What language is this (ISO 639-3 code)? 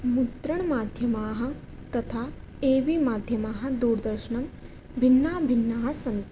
san